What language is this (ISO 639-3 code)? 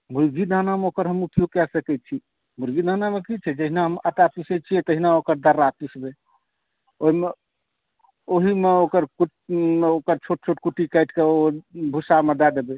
mai